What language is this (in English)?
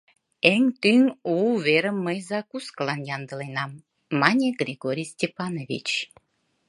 Mari